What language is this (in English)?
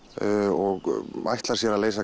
Icelandic